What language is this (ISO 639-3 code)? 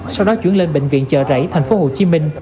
vie